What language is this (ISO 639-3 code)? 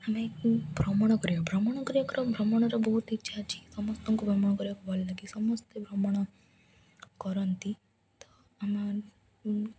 ori